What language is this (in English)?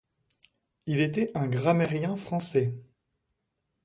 French